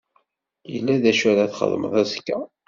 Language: Kabyle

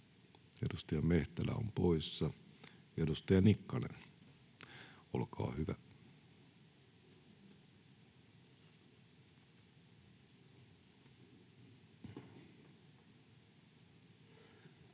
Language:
Finnish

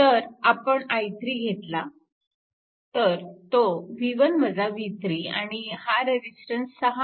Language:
Marathi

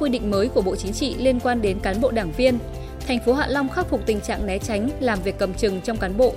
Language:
Vietnamese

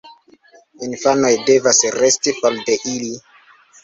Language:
Esperanto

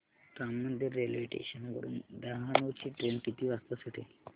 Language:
Marathi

